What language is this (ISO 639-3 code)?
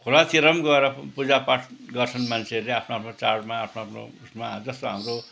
nep